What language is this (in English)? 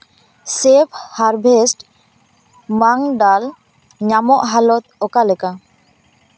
Santali